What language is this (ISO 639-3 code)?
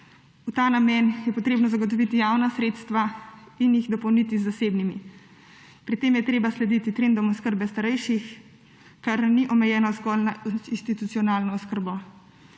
slv